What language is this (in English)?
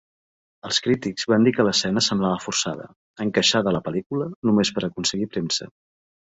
Catalan